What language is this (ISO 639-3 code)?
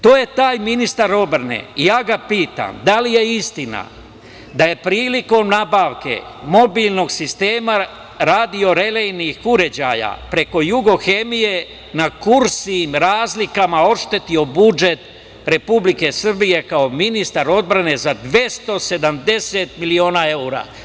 srp